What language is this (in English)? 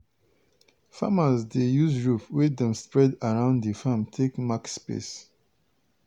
Nigerian Pidgin